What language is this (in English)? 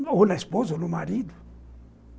Portuguese